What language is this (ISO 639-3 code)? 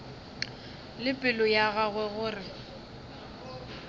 nso